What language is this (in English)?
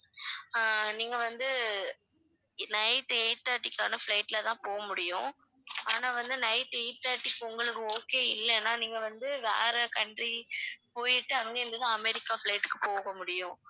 Tamil